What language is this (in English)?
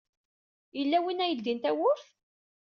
Kabyle